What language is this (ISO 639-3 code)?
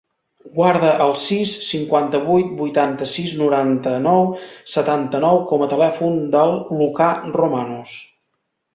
cat